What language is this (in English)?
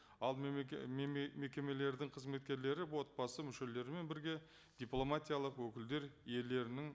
Kazakh